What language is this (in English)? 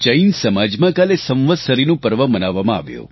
Gujarati